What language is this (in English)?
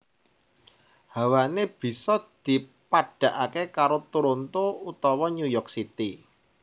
Javanese